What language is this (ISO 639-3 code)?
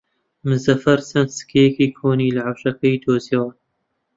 ckb